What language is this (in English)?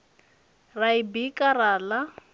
Venda